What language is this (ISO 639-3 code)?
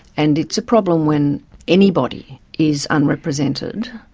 eng